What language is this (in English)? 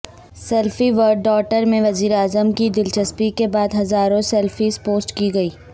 Urdu